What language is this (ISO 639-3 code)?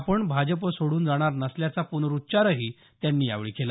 mar